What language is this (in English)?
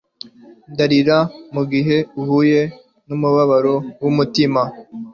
Kinyarwanda